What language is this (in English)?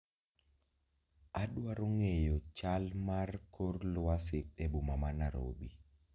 Luo (Kenya and Tanzania)